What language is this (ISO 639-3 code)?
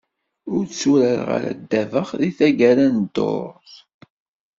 kab